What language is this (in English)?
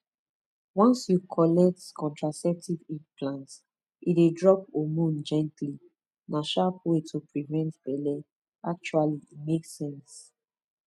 Nigerian Pidgin